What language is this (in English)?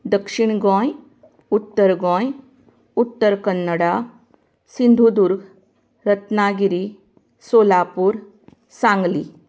Konkani